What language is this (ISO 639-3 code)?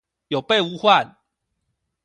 zho